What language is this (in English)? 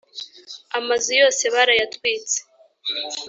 Kinyarwanda